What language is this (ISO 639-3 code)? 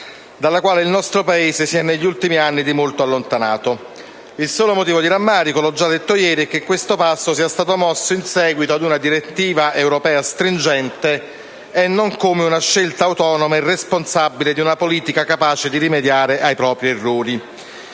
ita